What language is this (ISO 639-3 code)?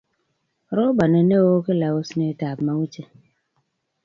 kln